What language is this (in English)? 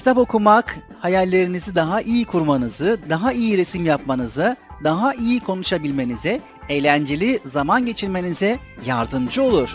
Turkish